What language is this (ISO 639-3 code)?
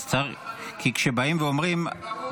heb